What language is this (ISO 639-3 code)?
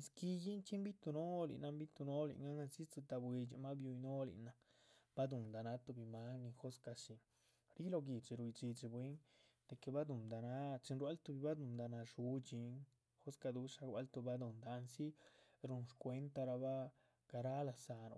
zpv